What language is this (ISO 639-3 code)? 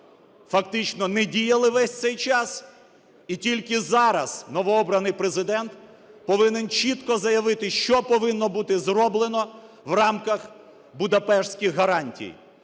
ukr